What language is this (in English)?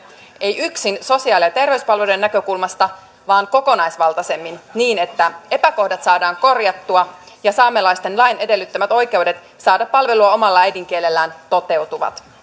Finnish